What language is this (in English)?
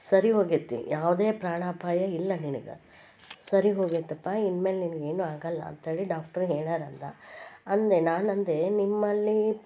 Kannada